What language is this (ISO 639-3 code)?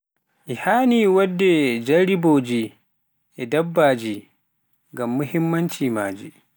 fuf